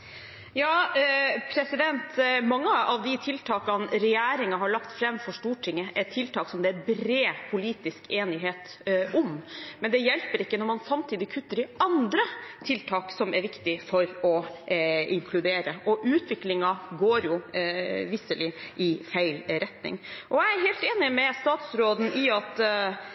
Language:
Norwegian Bokmål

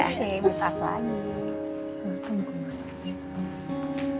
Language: Indonesian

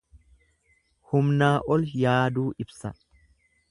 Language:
Oromo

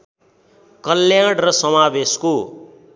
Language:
Nepali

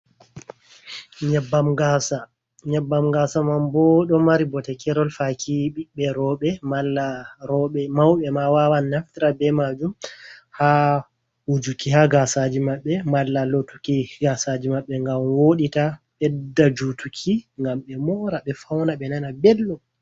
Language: Fula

